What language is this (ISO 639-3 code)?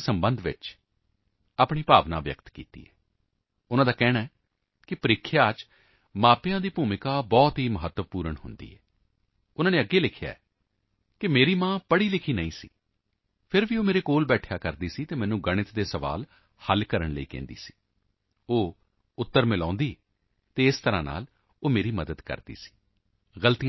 pan